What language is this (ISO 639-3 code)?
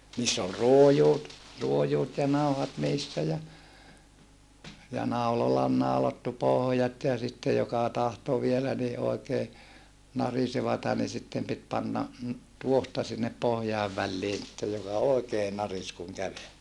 fin